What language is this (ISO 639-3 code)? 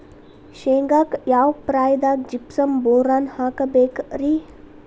kan